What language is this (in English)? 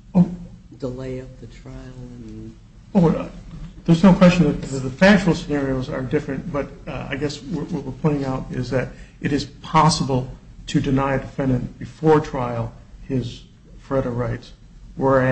English